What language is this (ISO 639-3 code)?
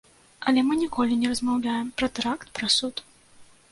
bel